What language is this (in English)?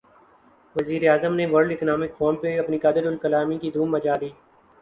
Urdu